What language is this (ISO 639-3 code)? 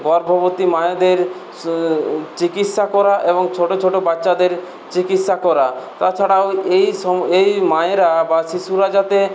ben